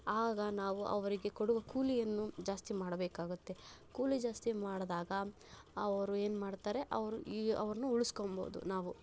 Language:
Kannada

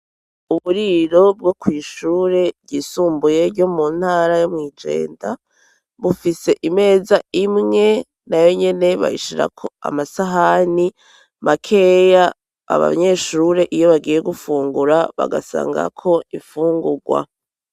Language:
Rundi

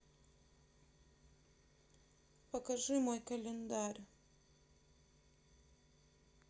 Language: Russian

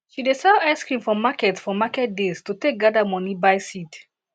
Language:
Nigerian Pidgin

